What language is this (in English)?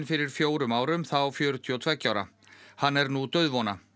Icelandic